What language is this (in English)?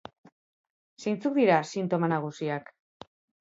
Basque